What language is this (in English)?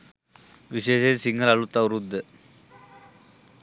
Sinhala